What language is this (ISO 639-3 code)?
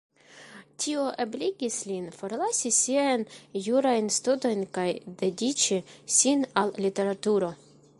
epo